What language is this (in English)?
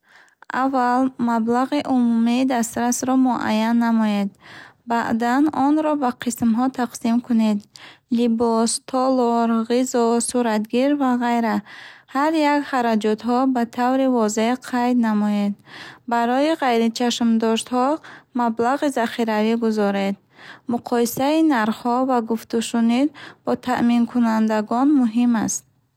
Bukharic